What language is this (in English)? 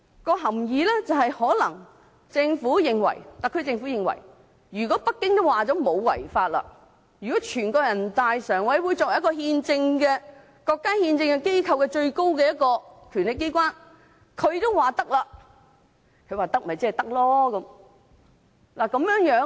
Cantonese